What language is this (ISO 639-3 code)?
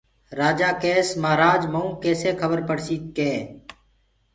ggg